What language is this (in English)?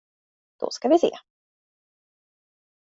Swedish